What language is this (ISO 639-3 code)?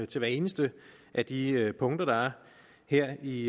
dan